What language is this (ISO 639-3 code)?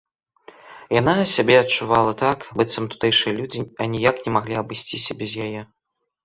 bel